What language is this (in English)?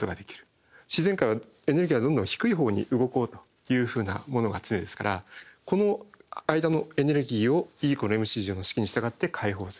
Japanese